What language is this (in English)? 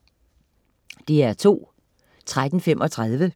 Danish